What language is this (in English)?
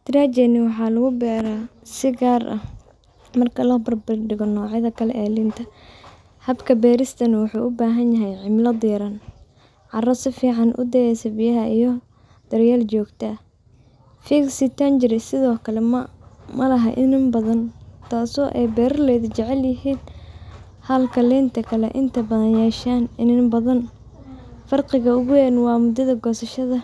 Somali